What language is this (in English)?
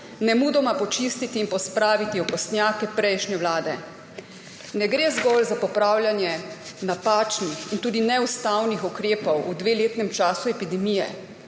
Slovenian